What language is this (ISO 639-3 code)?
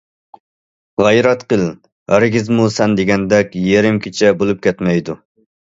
uig